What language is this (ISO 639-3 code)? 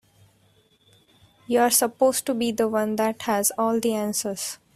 eng